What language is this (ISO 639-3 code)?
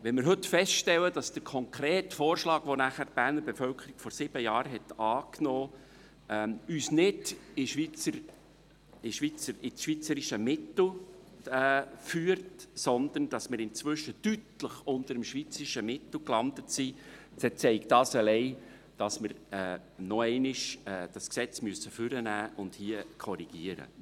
gsw